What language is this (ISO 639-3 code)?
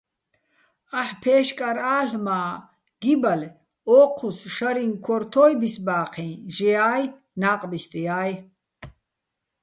bbl